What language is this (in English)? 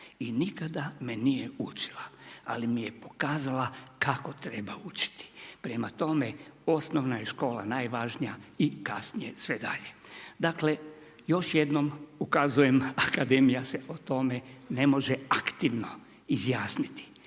Croatian